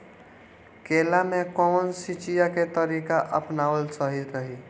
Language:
Bhojpuri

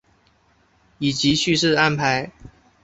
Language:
Chinese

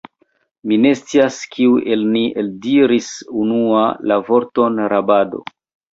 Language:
Esperanto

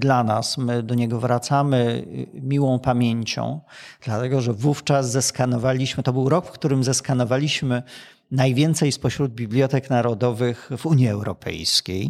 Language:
Polish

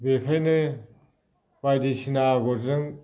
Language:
Bodo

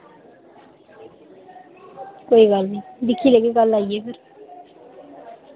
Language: Dogri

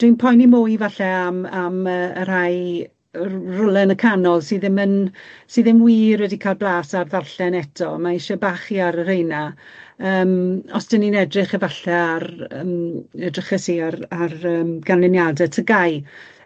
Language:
Welsh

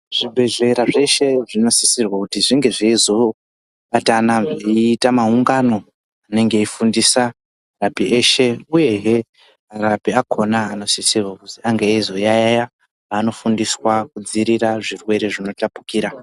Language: Ndau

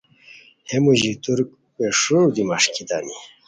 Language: Khowar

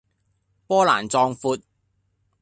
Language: Cantonese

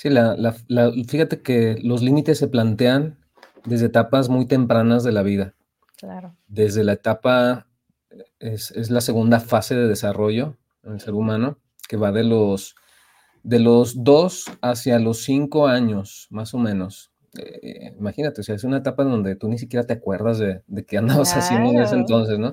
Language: Spanish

